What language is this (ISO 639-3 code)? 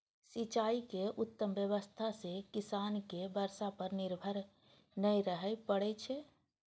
mai